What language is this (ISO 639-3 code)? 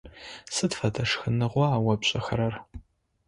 ady